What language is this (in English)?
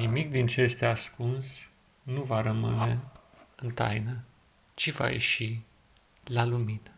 Romanian